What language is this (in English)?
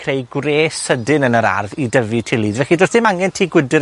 Welsh